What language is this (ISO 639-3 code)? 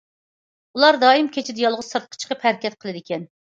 uig